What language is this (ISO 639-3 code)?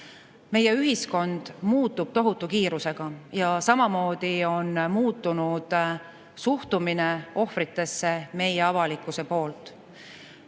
est